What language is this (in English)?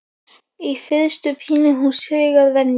Icelandic